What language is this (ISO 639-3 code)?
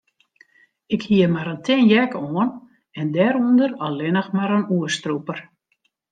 fry